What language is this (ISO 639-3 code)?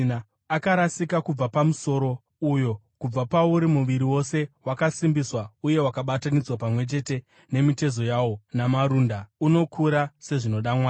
sna